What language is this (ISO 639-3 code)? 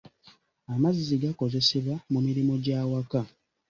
lug